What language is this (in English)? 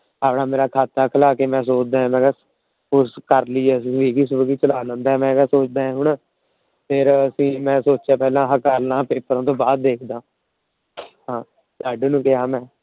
Punjabi